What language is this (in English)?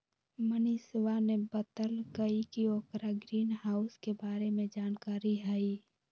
Magahi